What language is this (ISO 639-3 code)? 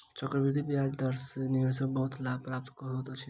mai